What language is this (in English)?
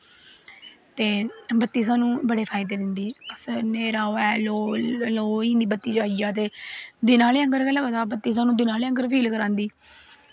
Dogri